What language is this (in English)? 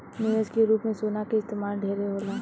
Bhojpuri